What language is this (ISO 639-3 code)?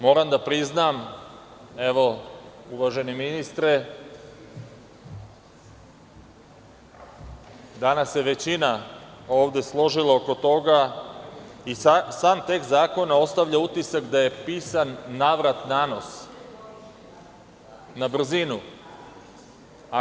srp